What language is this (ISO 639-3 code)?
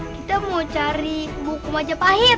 ind